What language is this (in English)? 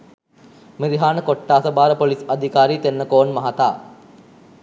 Sinhala